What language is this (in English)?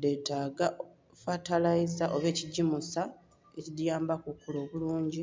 Soga